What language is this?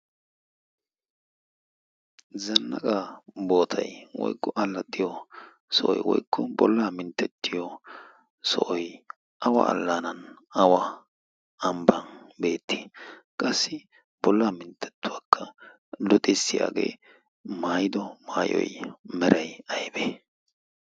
Wolaytta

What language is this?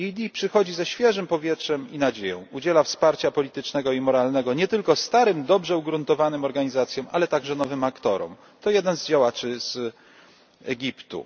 Polish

